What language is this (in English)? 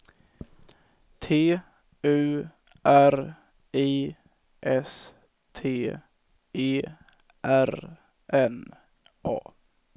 Swedish